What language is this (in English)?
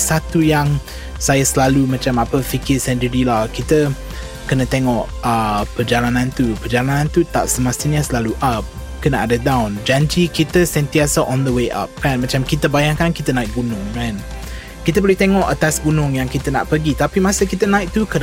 Malay